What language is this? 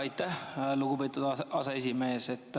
Estonian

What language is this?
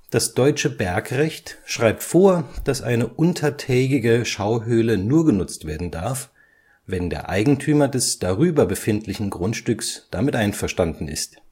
German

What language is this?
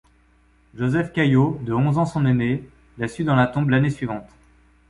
French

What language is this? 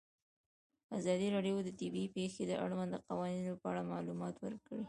Pashto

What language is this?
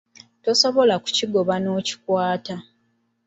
Ganda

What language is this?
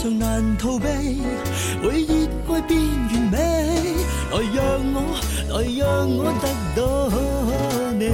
Chinese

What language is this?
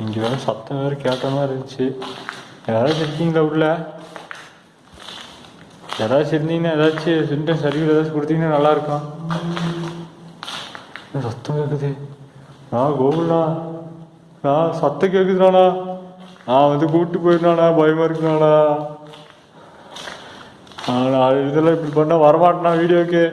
Korean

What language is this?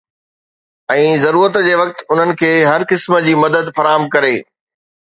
Sindhi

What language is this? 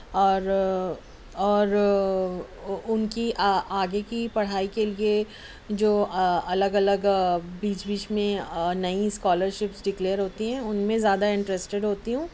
Urdu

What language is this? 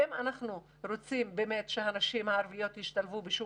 Hebrew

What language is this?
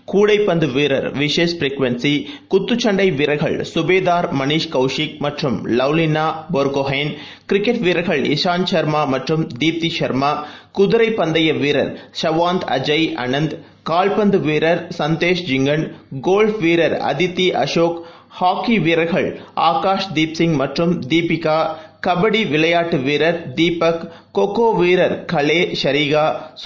Tamil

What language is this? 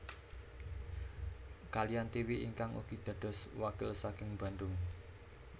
Javanese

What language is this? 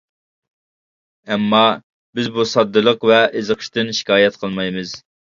Uyghur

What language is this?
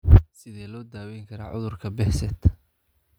Somali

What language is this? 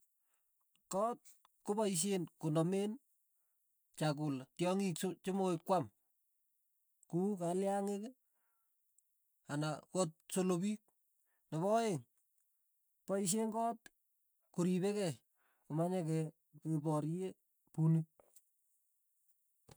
Tugen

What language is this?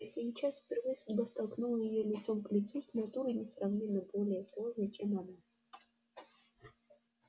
Russian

